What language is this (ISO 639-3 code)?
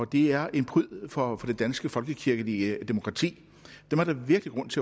dan